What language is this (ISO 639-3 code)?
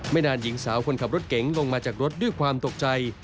tha